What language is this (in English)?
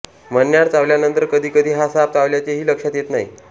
Marathi